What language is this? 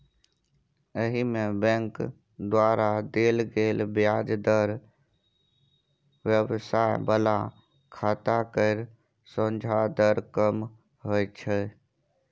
Maithili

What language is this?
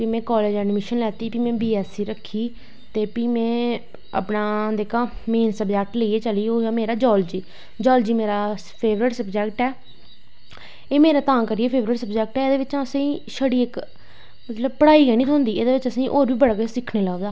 Dogri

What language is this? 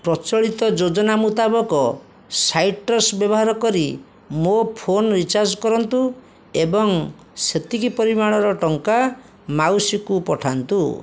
Odia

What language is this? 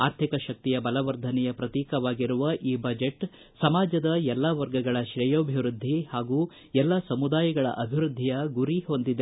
Kannada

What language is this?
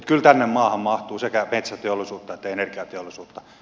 Finnish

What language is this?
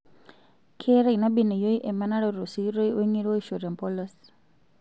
Masai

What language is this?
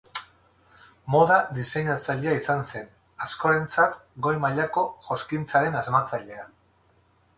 Basque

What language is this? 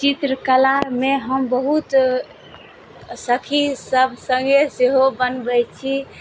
Maithili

